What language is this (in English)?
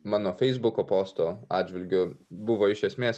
Lithuanian